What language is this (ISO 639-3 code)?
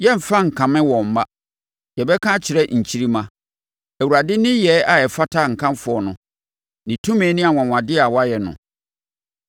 aka